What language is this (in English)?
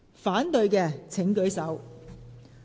Cantonese